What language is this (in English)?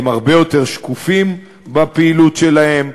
Hebrew